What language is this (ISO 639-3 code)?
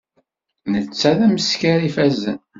kab